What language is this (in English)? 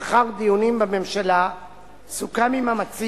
Hebrew